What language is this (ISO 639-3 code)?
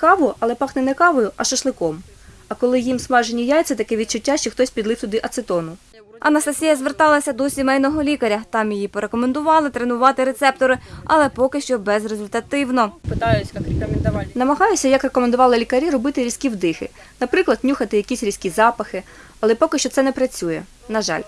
ukr